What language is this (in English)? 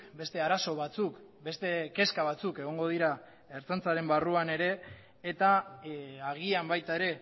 Basque